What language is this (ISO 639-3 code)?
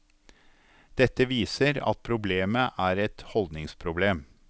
nor